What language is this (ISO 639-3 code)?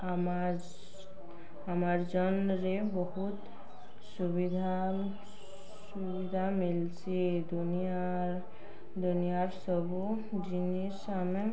ori